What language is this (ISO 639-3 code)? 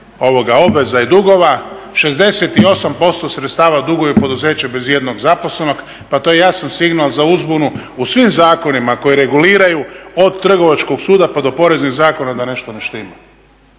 hrv